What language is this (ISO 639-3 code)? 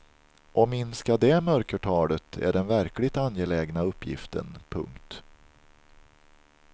swe